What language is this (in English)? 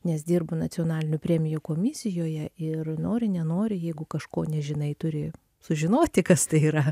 Lithuanian